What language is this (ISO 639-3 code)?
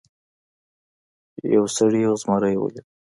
pus